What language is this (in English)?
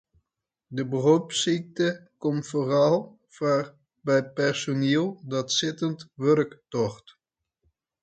Western Frisian